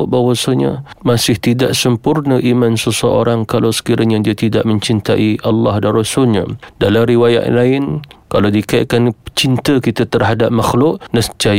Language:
Malay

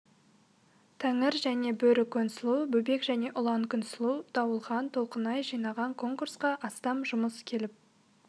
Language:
Kazakh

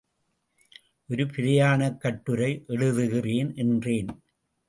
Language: Tamil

